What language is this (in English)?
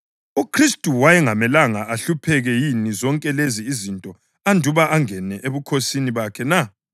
North Ndebele